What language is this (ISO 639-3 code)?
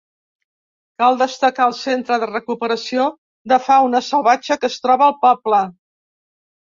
cat